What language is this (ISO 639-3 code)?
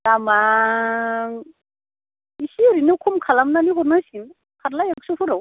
brx